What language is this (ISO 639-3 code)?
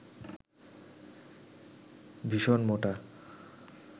ben